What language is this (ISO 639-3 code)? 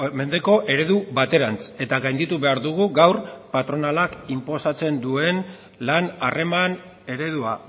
eus